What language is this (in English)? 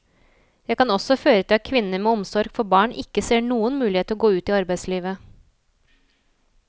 Norwegian